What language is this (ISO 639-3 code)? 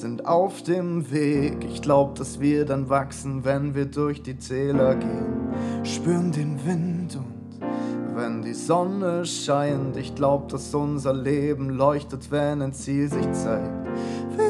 deu